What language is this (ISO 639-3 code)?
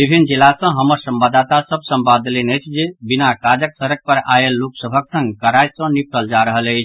mai